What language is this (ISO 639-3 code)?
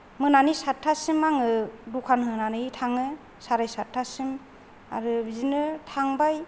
brx